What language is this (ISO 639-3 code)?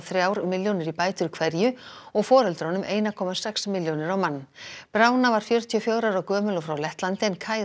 isl